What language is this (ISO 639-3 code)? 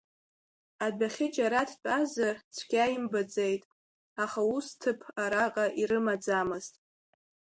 abk